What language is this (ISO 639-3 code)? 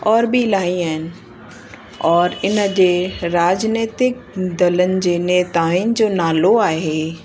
snd